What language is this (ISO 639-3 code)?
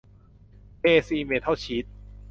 tha